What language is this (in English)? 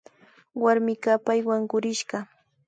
Imbabura Highland Quichua